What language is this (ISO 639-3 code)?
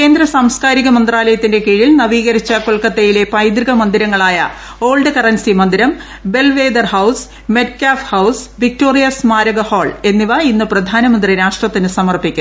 mal